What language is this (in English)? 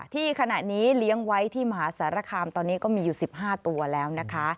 Thai